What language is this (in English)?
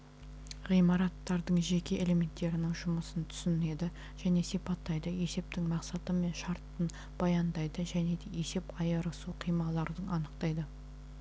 Kazakh